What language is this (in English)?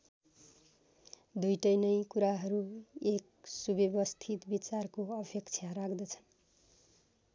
Nepali